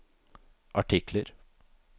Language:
Norwegian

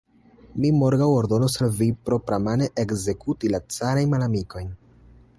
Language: Esperanto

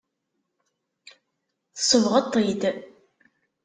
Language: Kabyle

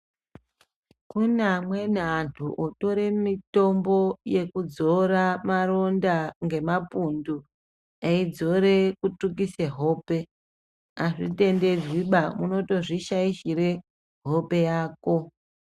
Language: Ndau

